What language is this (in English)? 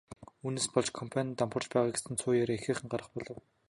Mongolian